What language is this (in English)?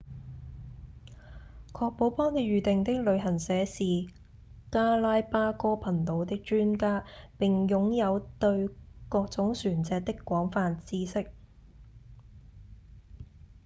Cantonese